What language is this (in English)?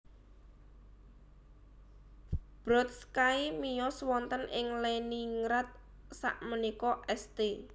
Javanese